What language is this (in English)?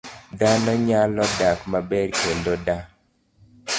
Luo (Kenya and Tanzania)